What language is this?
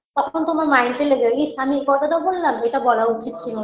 Bangla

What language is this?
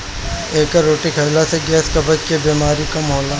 Bhojpuri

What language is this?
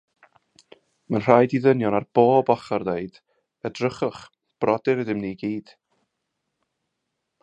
Welsh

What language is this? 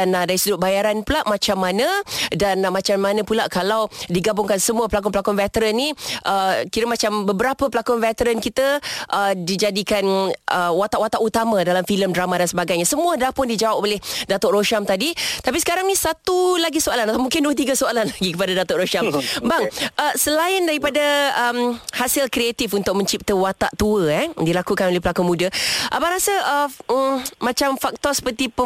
Malay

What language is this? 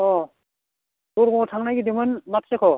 Bodo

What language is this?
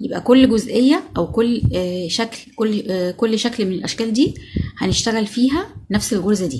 Arabic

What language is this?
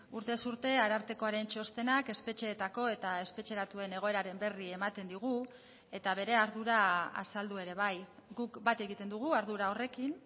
Basque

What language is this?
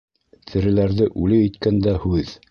Bashkir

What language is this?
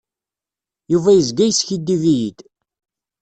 Kabyle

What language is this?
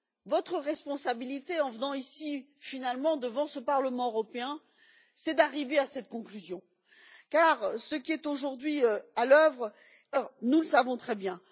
French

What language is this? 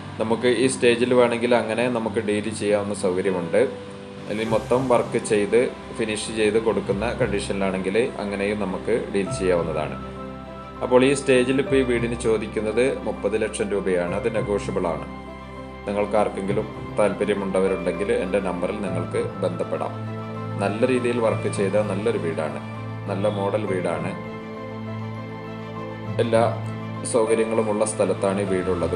Arabic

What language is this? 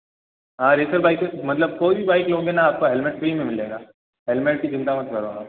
Hindi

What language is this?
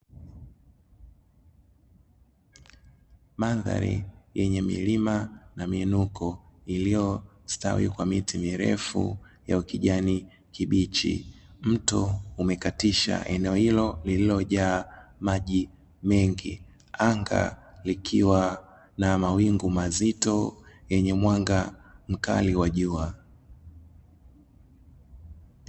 Swahili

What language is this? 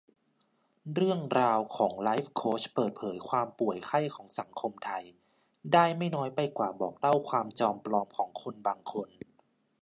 Thai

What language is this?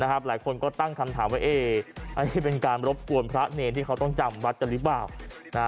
Thai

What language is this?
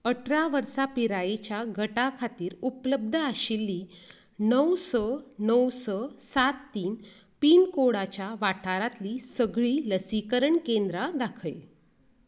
Konkani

